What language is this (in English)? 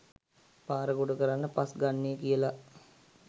Sinhala